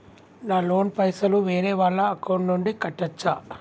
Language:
Telugu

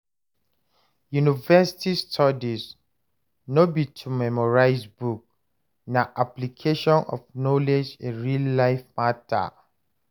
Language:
Nigerian Pidgin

